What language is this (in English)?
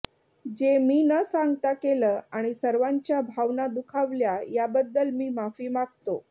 Marathi